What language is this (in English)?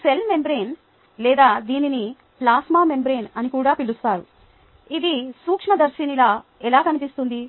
Telugu